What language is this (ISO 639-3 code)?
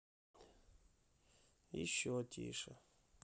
rus